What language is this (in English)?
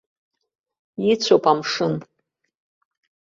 Abkhazian